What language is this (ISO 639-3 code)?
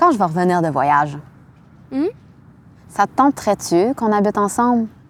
fra